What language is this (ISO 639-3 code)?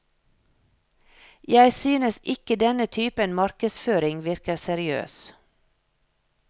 nor